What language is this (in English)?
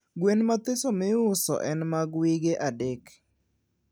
Luo (Kenya and Tanzania)